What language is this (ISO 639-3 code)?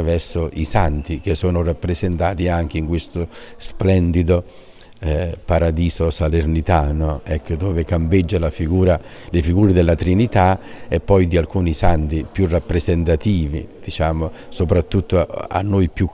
ita